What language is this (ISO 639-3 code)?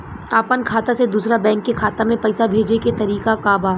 bho